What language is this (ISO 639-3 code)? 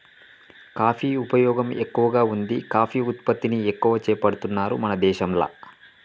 tel